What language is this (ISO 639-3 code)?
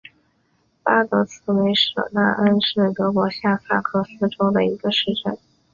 zho